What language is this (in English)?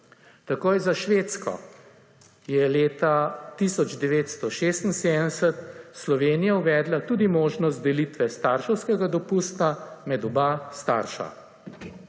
Slovenian